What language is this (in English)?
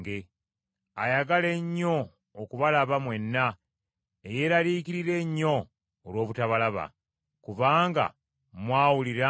Ganda